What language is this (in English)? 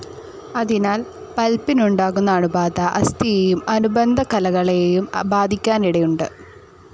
Malayalam